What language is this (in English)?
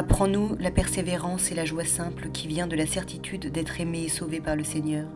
French